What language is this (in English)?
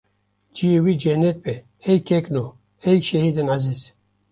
Kurdish